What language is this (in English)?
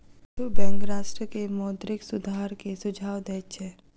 Maithili